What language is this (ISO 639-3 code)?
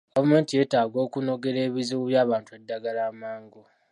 lug